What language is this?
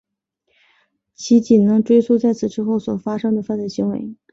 Chinese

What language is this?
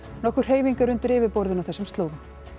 Icelandic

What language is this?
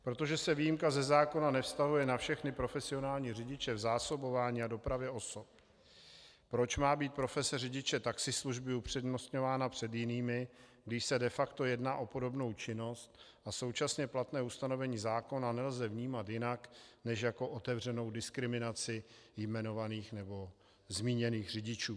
Czech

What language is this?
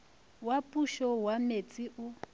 Northern Sotho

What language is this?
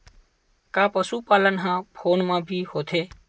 Chhattisgarhi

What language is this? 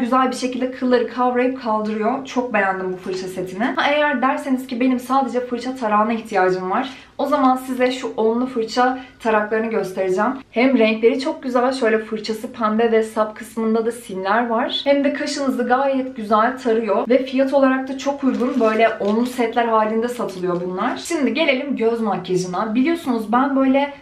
Turkish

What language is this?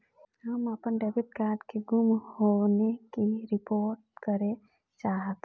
Bhojpuri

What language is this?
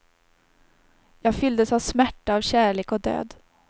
Swedish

